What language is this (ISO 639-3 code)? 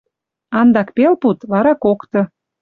mrj